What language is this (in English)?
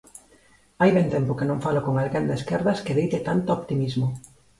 Galician